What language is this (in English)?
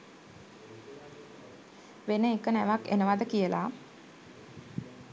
Sinhala